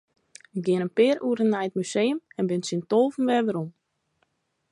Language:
Western Frisian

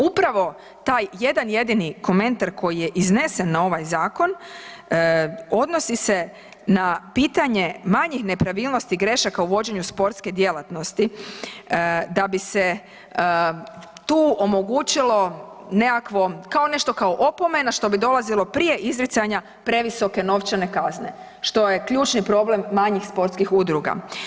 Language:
Croatian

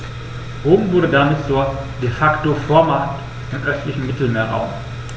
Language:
German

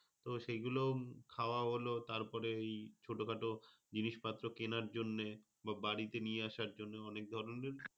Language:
Bangla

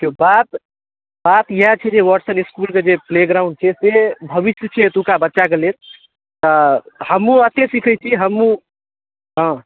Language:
Maithili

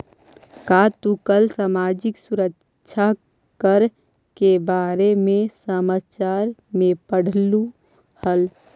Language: Magahi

